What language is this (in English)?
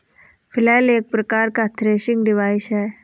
Hindi